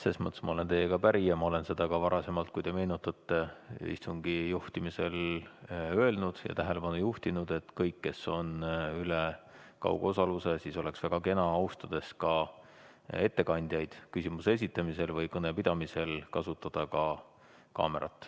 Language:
Estonian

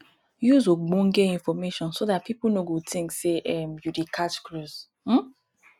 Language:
Nigerian Pidgin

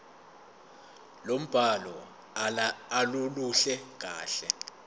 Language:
Zulu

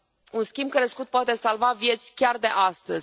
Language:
Romanian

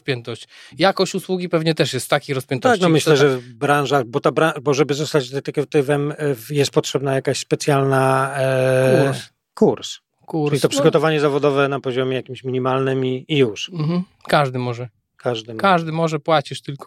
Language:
Polish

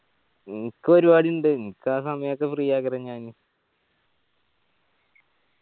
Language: Malayalam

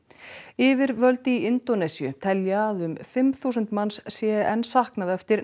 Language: Icelandic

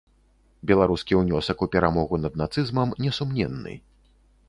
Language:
Belarusian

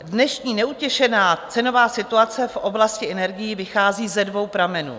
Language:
Czech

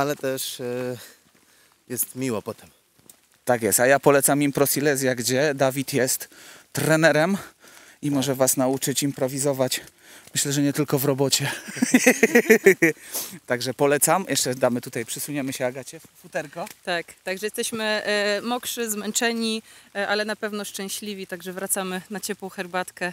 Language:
Polish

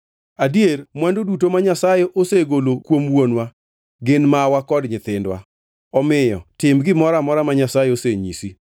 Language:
Luo (Kenya and Tanzania)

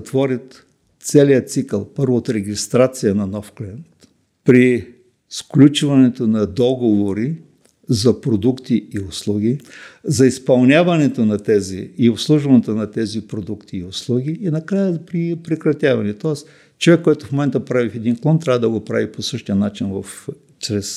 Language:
Bulgarian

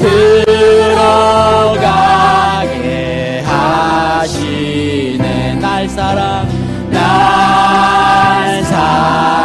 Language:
Korean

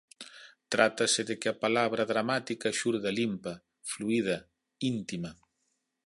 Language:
Galician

